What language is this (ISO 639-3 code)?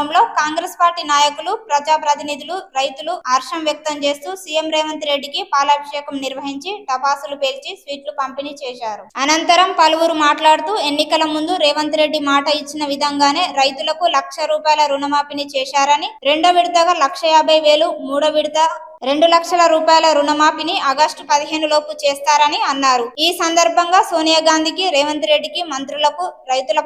tel